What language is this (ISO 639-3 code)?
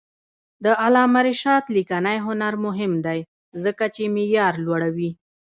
pus